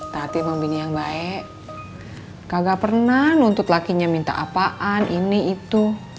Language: Indonesian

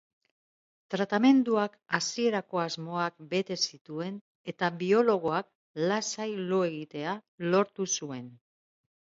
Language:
Basque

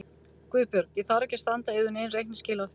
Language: Icelandic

